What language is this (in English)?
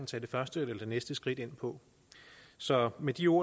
Danish